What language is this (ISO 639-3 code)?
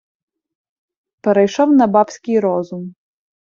ukr